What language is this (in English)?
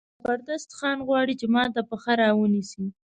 Pashto